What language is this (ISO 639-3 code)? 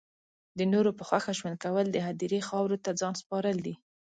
pus